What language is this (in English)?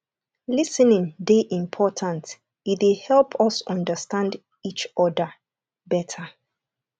Nigerian Pidgin